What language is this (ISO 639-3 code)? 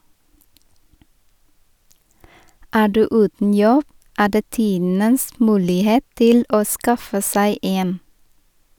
nor